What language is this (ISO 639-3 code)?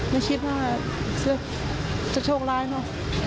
tha